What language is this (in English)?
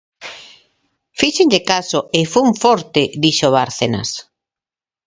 Galician